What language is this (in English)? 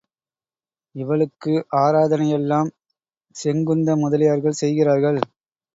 Tamil